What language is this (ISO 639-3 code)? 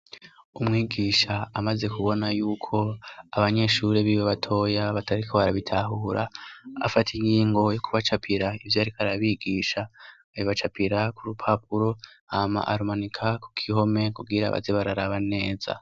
run